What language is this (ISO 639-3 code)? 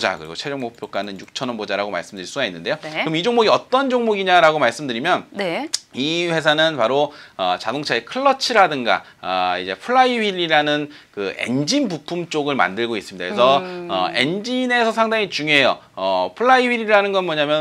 kor